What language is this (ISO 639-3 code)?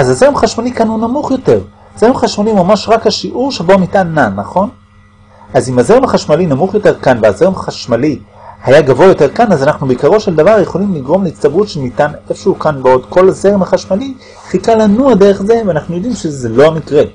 heb